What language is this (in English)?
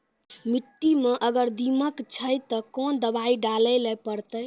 Maithili